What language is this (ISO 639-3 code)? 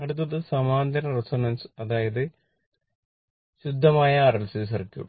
mal